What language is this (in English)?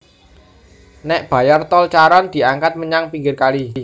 Javanese